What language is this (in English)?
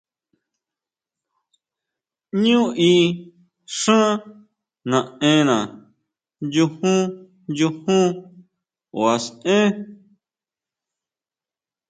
Huautla Mazatec